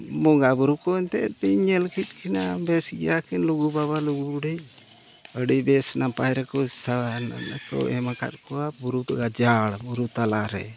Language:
Santali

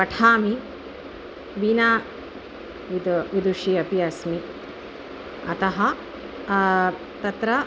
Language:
Sanskrit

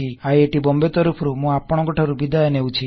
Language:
Odia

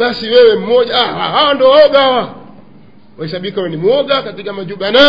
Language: Swahili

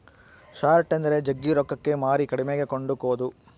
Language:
Kannada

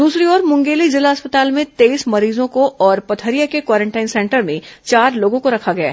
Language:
Hindi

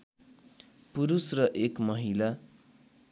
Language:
Nepali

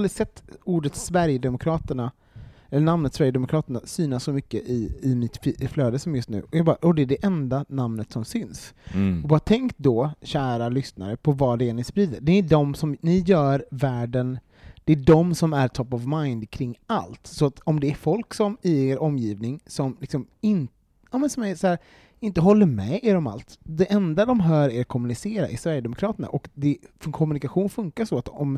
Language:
Swedish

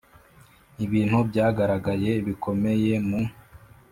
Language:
Kinyarwanda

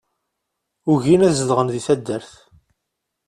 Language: Kabyle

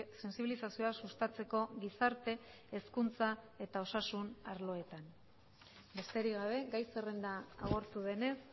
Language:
Basque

